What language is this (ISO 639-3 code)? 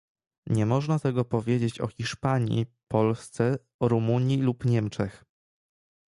pol